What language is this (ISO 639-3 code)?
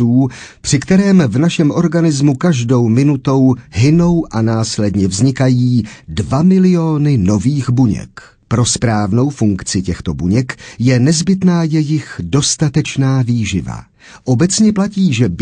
ces